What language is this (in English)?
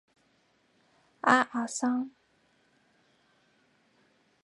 Chinese